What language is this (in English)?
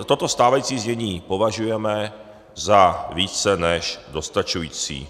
Czech